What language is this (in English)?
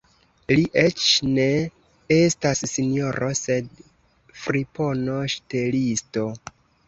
Esperanto